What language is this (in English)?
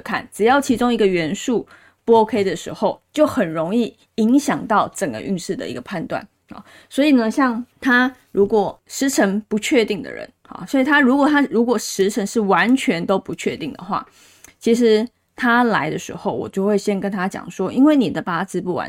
Chinese